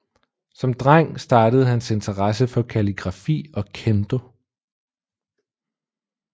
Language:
Danish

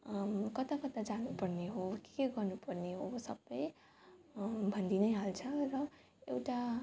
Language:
Nepali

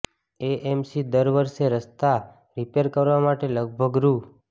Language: Gujarati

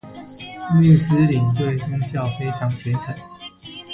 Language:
Chinese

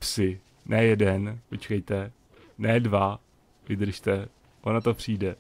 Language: Czech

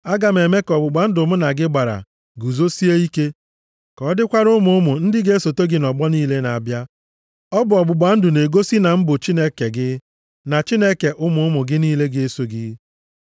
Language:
Igbo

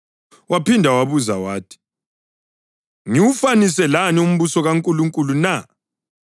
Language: North Ndebele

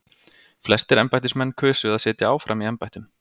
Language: Icelandic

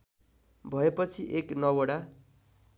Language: Nepali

